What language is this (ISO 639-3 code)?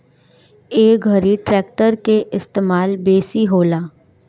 bho